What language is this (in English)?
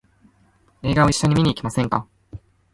Japanese